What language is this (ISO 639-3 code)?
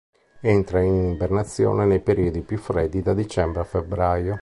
ita